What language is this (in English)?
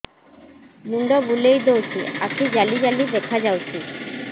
Odia